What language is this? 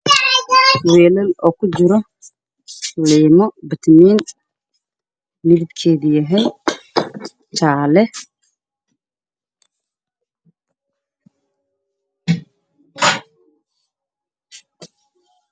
Somali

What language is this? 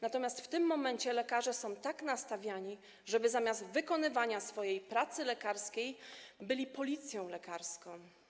Polish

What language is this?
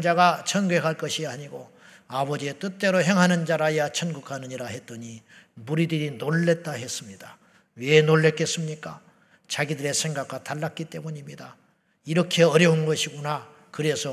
Korean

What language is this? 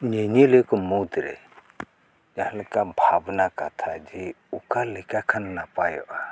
Santali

